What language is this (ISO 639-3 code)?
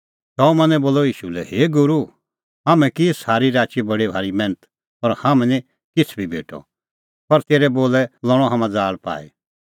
kfx